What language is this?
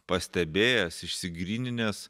Lithuanian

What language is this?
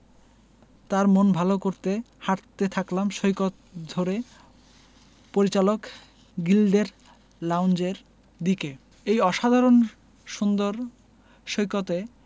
Bangla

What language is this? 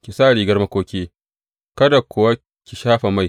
Hausa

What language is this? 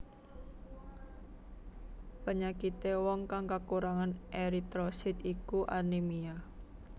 Javanese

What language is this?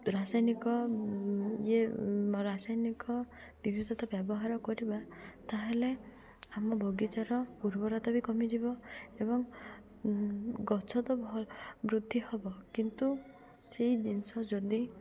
Odia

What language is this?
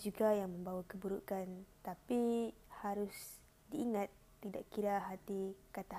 Malay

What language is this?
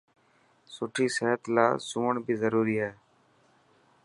Dhatki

